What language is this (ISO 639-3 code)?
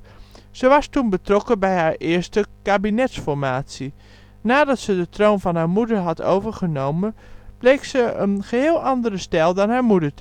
nld